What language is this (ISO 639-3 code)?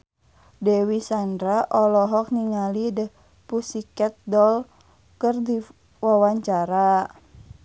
sun